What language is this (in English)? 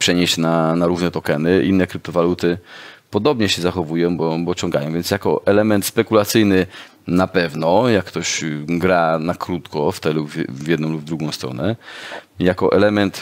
Polish